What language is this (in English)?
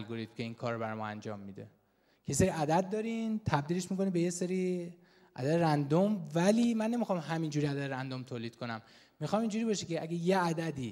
Persian